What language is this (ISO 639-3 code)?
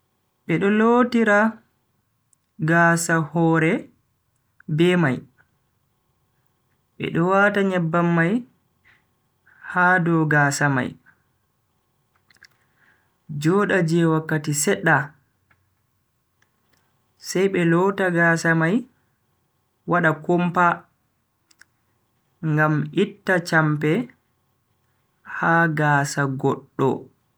fui